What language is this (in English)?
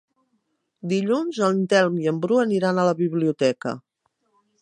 Catalan